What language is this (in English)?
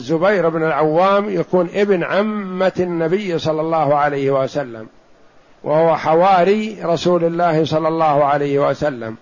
Arabic